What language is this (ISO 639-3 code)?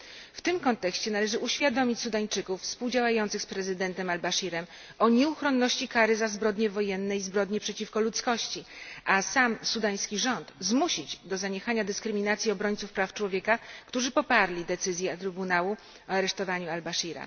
pol